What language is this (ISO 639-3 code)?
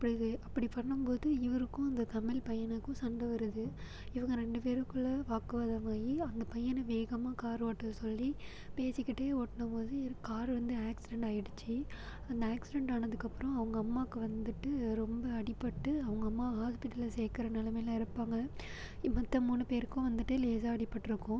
tam